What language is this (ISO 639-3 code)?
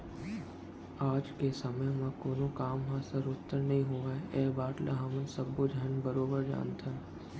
hne